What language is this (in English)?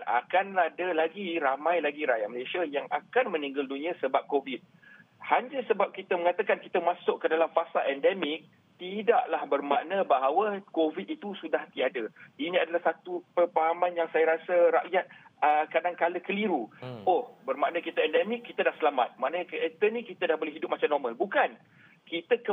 Malay